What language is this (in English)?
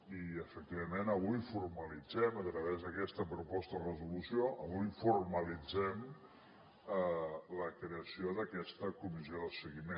Catalan